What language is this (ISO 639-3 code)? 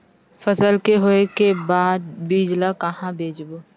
hne